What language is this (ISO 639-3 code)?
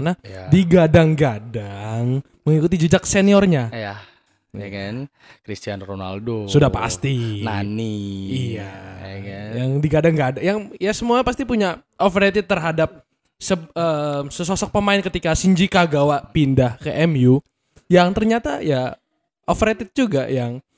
ind